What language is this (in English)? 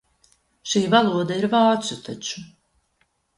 Latvian